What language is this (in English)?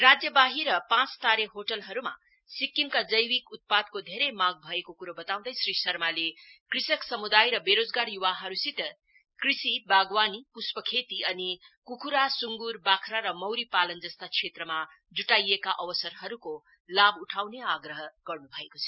Nepali